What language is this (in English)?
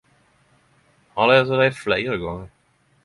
Norwegian Nynorsk